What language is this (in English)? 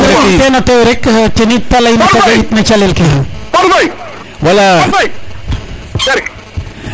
Serer